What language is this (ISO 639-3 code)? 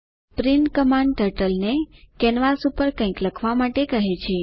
guj